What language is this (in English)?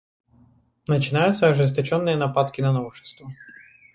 Russian